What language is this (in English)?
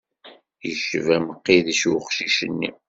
Kabyle